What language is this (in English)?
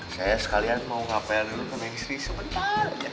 Indonesian